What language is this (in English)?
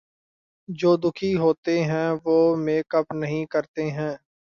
Urdu